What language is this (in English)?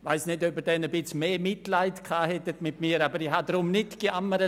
Swiss German